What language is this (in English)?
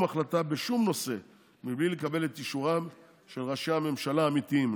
Hebrew